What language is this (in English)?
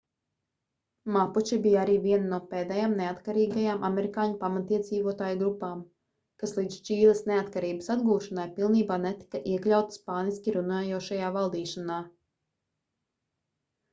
Latvian